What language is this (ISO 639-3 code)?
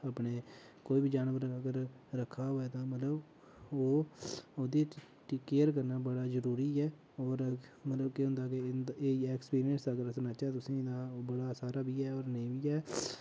doi